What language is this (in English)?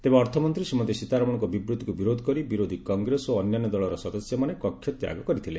Odia